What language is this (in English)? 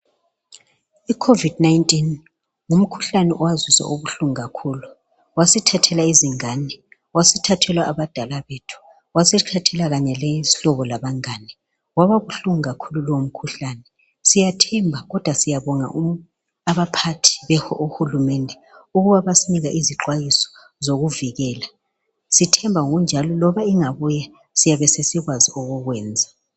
North Ndebele